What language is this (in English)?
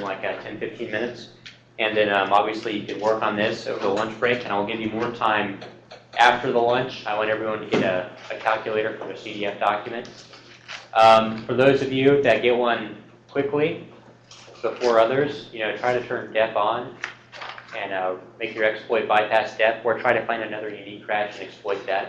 English